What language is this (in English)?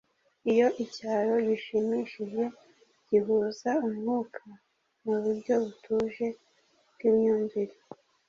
Kinyarwanda